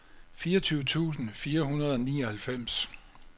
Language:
Danish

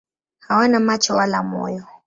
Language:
Swahili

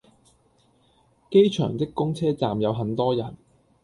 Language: Cantonese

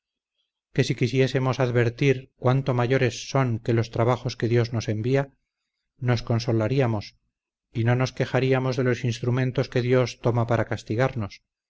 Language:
Spanish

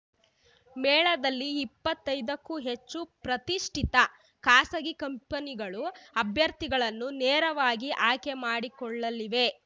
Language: Kannada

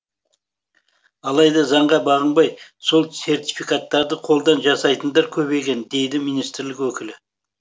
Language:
Kazakh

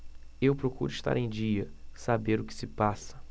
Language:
Portuguese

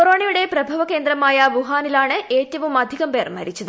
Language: Malayalam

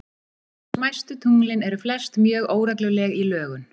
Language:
Icelandic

